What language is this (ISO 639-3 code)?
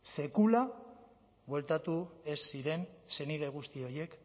eus